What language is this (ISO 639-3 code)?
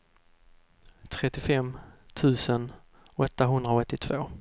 swe